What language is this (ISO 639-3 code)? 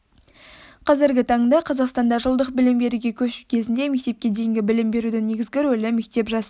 kaz